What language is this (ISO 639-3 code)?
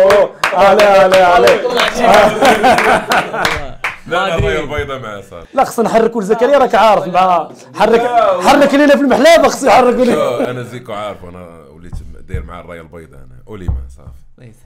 ara